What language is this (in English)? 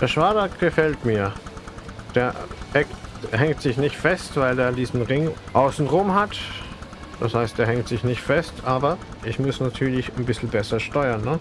German